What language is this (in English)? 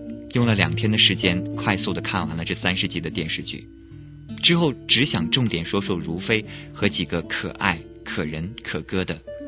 Chinese